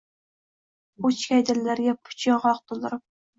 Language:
Uzbek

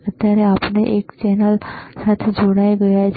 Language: Gujarati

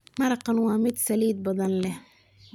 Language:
Somali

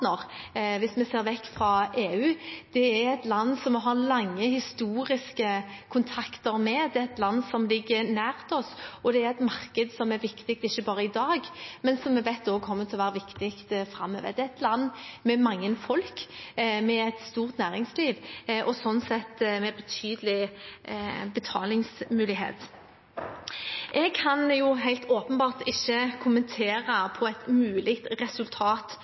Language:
Norwegian Bokmål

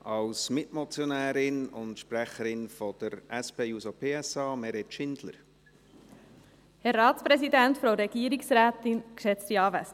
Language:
Swiss German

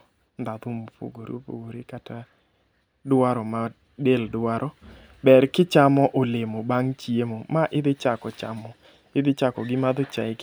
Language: Luo (Kenya and Tanzania)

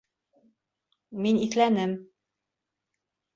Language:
Bashkir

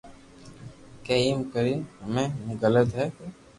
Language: Loarki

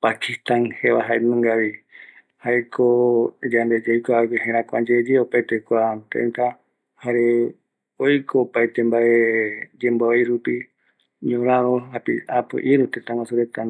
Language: Eastern Bolivian Guaraní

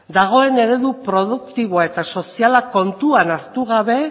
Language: Basque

